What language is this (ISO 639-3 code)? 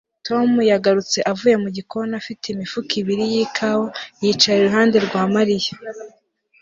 kin